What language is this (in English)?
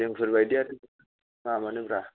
Bodo